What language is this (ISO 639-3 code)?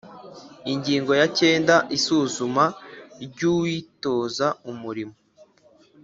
kin